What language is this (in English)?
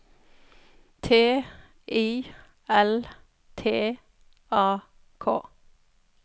Norwegian